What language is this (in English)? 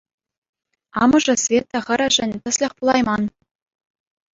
Chuvash